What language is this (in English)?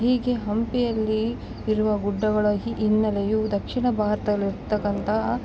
Kannada